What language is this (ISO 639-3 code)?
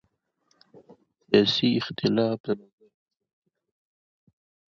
pus